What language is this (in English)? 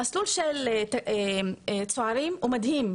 Hebrew